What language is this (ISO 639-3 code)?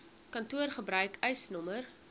afr